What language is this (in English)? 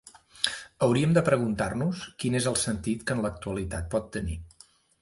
Catalan